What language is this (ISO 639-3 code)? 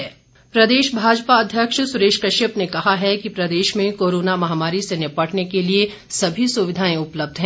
hin